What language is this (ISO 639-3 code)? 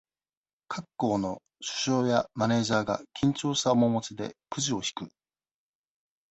jpn